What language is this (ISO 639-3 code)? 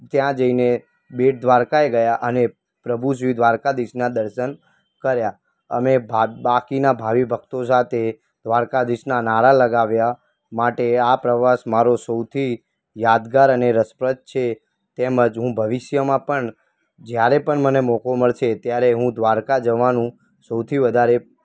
guj